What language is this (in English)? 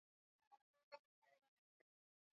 Swahili